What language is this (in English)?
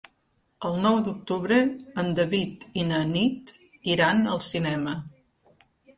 Catalan